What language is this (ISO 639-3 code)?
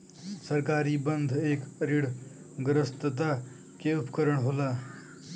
bho